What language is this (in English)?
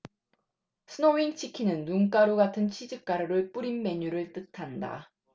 Korean